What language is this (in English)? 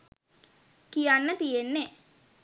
Sinhala